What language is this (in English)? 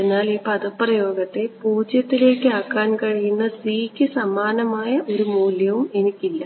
Malayalam